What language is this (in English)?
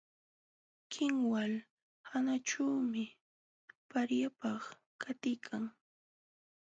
Jauja Wanca Quechua